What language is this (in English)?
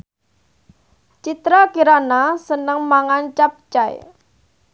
Javanese